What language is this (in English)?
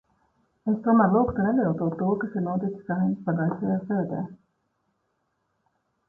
Latvian